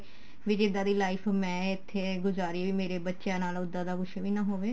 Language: Punjabi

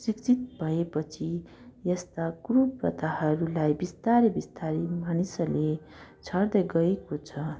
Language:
Nepali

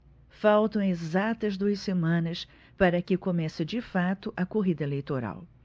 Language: Portuguese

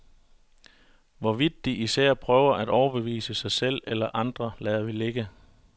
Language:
Danish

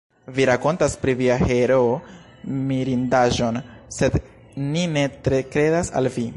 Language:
Esperanto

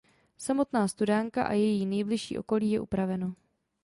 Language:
Czech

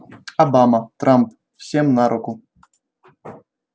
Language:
Russian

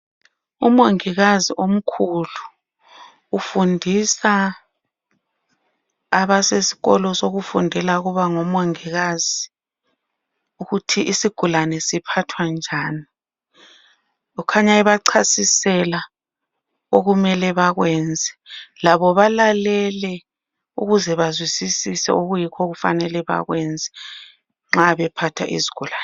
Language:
North Ndebele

